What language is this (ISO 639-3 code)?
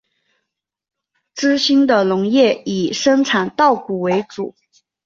zho